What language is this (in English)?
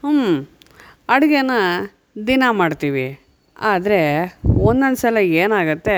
Kannada